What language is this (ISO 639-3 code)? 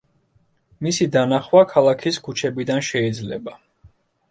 kat